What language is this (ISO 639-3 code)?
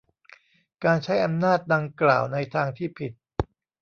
tha